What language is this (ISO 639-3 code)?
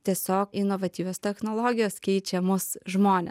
lit